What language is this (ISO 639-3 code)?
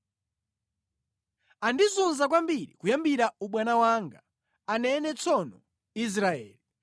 nya